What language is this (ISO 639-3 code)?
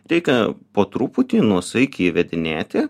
lit